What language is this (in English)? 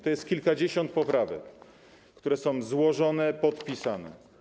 Polish